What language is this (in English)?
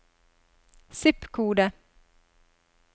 Norwegian